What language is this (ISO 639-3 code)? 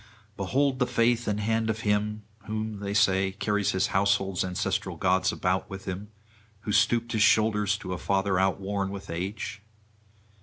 eng